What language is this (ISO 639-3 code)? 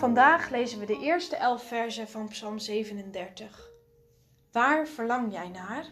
nld